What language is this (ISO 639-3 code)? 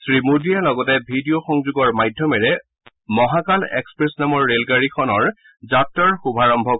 asm